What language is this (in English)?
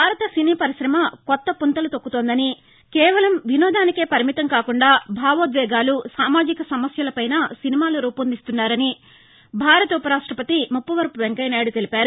Telugu